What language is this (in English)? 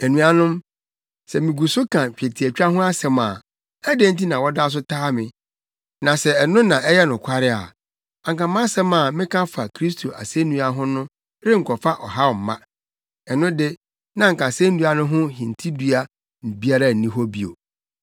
Akan